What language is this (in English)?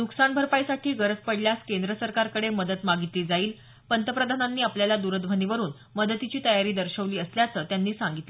Marathi